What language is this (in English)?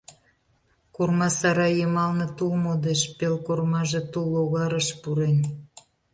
Mari